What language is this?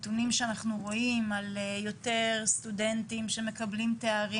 Hebrew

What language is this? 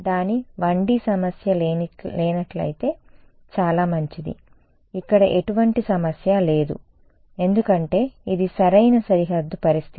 Telugu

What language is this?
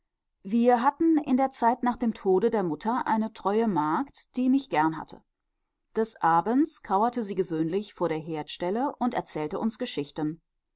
German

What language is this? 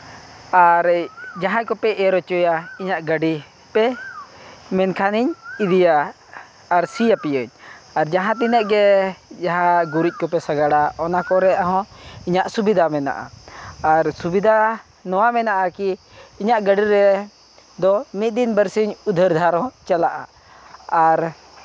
Santali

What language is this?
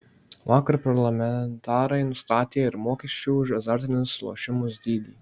Lithuanian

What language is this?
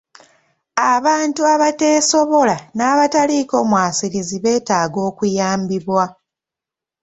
Ganda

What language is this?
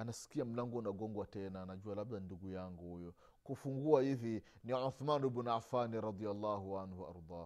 Swahili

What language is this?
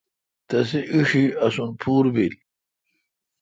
Kalkoti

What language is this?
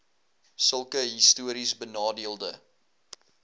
Afrikaans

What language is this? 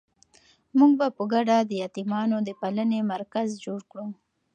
Pashto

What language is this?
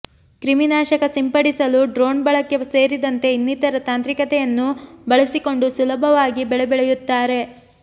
Kannada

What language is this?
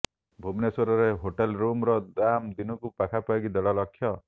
Odia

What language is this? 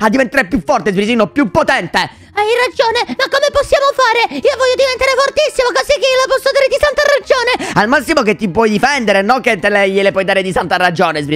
Italian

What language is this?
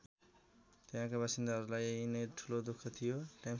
Nepali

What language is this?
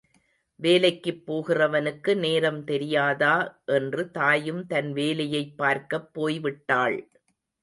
Tamil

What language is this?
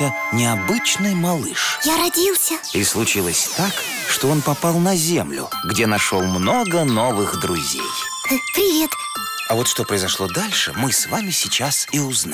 Russian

